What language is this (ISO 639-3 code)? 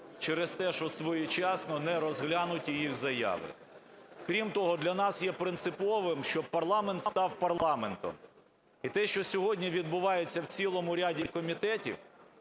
ukr